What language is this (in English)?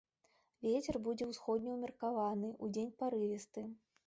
Belarusian